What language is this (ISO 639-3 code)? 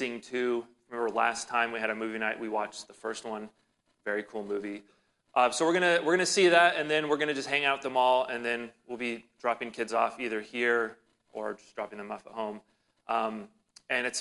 eng